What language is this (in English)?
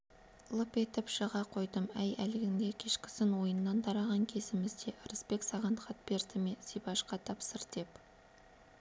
Kazakh